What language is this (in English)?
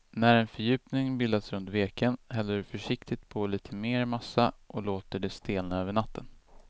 Swedish